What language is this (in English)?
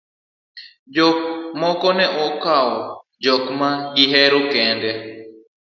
Luo (Kenya and Tanzania)